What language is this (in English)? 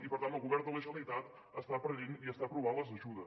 Catalan